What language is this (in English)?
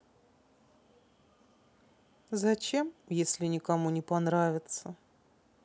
Russian